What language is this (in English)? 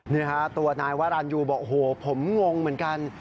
Thai